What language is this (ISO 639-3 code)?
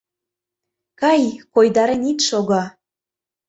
chm